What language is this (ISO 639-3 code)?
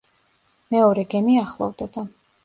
kat